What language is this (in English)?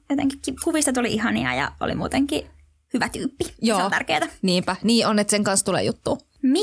Finnish